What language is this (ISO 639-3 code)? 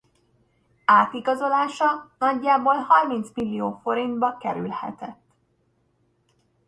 hun